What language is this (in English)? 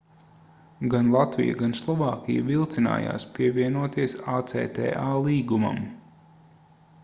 Latvian